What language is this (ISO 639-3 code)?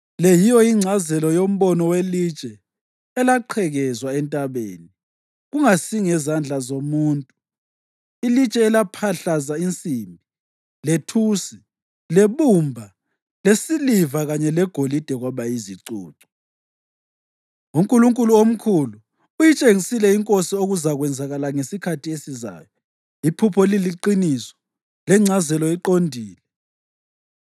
nde